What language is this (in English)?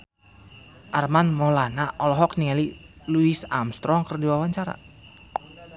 Sundanese